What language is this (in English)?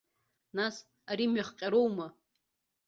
Abkhazian